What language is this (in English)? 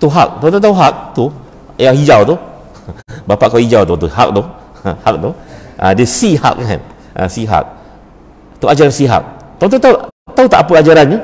Malay